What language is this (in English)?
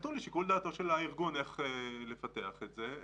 Hebrew